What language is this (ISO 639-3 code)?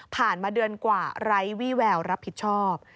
tha